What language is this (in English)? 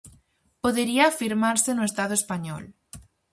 Galician